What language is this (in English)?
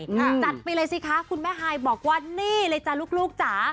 Thai